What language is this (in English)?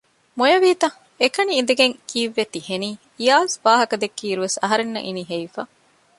Divehi